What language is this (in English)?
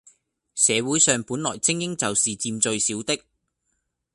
Cantonese